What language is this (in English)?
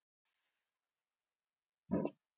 Icelandic